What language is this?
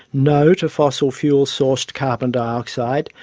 English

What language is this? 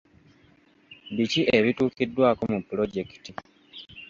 Ganda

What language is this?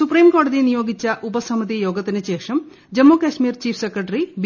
Malayalam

